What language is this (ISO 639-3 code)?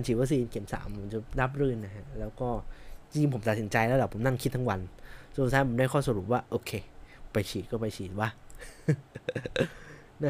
tha